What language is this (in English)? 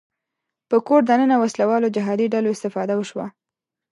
Pashto